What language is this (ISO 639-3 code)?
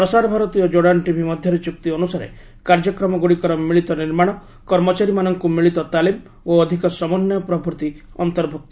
ori